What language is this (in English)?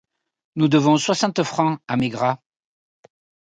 French